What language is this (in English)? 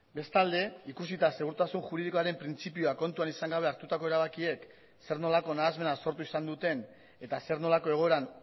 Basque